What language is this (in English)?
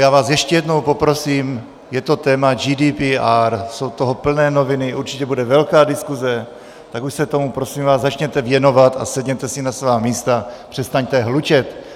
Czech